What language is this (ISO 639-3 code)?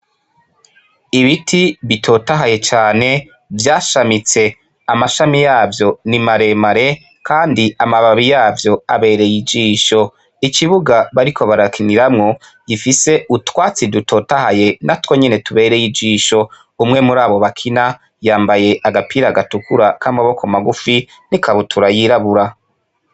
run